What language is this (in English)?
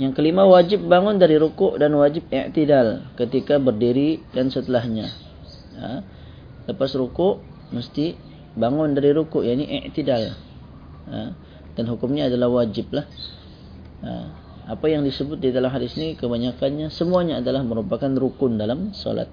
Malay